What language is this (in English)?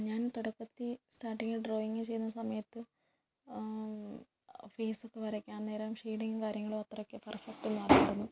Malayalam